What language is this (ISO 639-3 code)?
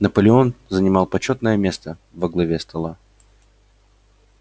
rus